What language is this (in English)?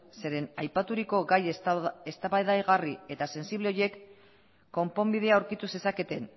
Basque